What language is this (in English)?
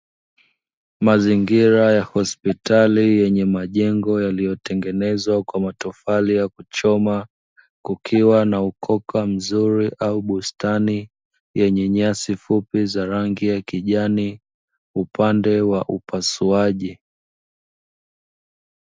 Swahili